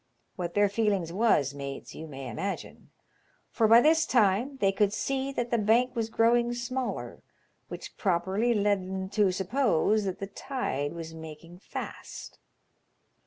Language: English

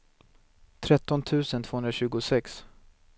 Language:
Swedish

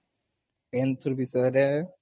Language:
Odia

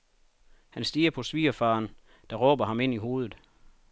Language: Danish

